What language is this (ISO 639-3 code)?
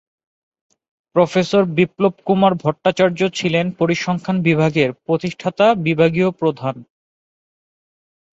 ben